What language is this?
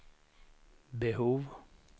Swedish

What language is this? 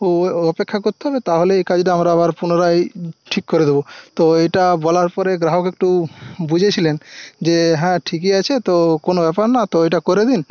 Bangla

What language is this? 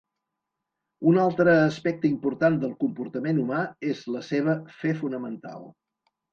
Catalan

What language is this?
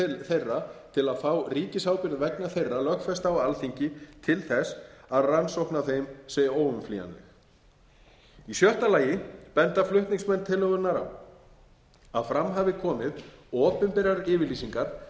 Icelandic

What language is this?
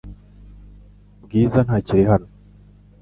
Kinyarwanda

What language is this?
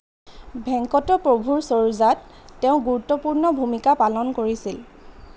Assamese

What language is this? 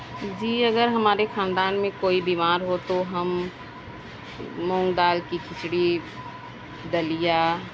Urdu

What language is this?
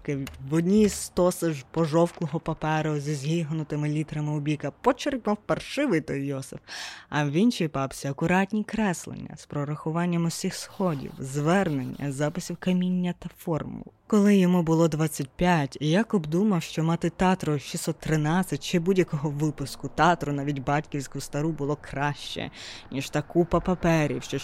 Ukrainian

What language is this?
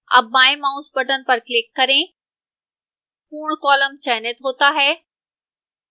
Hindi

